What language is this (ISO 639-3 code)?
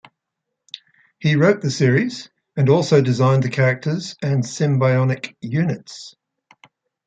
eng